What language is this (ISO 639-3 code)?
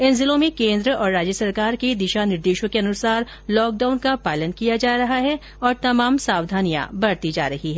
hin